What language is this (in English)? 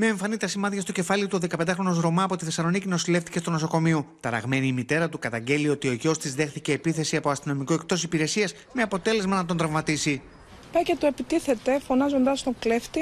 Greek